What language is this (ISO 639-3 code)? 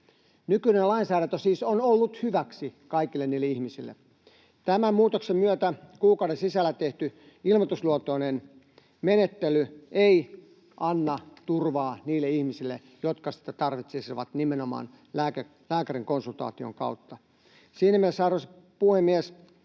fin